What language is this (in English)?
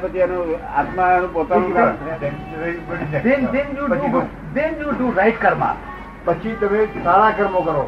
Gujarati